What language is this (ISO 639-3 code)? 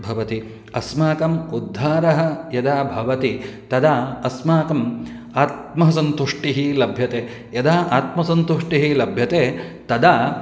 san